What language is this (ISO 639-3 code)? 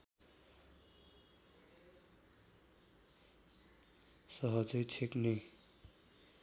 nep